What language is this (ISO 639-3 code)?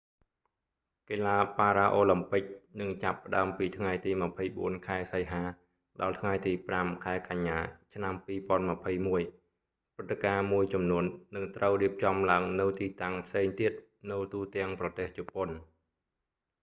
khm